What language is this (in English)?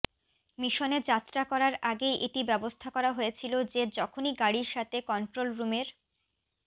Bangla